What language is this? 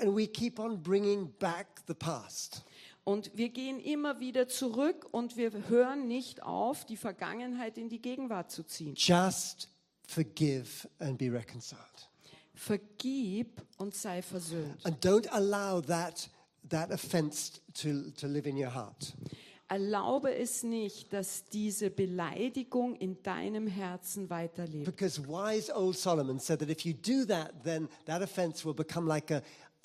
German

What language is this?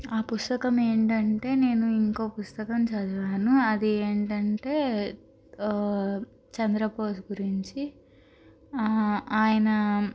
Telugu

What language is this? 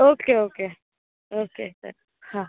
Gujarati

